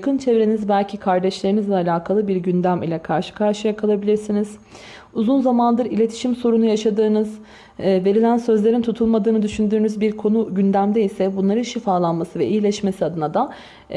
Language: Turkish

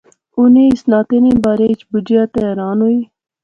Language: Pahari-Potwari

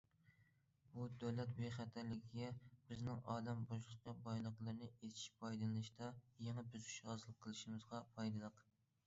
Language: Uyghur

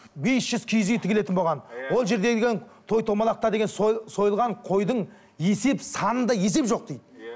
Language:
Kazakh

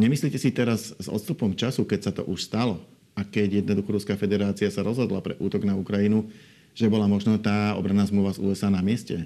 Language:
Slovak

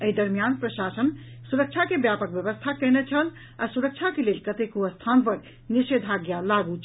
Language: Maithili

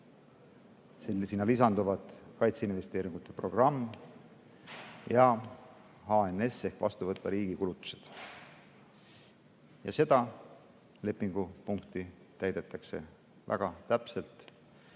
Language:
Estonian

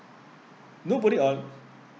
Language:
English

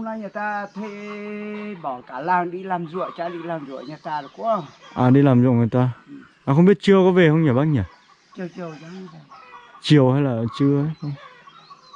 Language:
Vietnamese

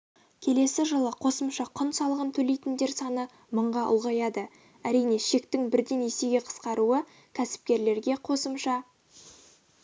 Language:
Kazakh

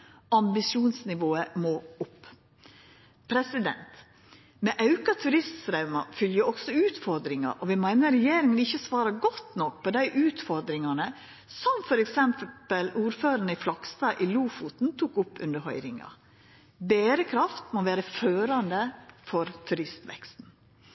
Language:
Norwegian Nynorsk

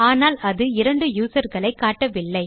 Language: Tamil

